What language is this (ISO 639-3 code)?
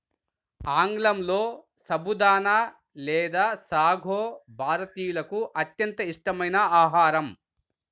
tel